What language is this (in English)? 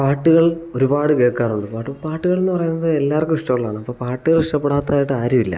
Malayalam